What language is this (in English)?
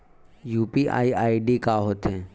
Chhattisgarhi